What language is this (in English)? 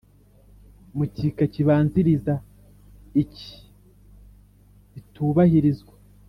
Kinyarwanda